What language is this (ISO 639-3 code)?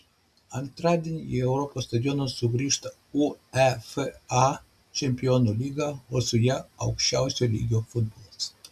lit